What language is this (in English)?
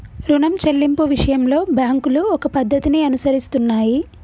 Telugu